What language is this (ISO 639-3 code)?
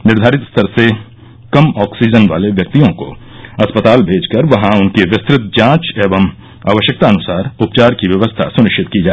hin